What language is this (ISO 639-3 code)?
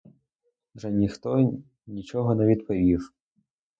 ukr